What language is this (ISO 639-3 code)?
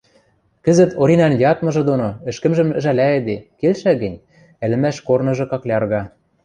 mrj